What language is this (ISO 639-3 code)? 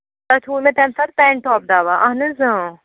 kas